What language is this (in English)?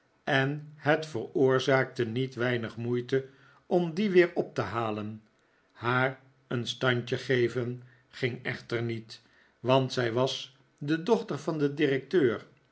Dutch